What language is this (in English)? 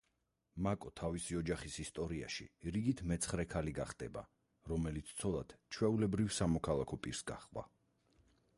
Georgian